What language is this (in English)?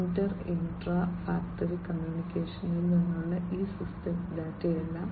Malayalam